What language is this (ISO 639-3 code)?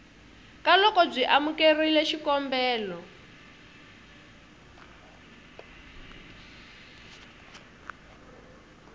tso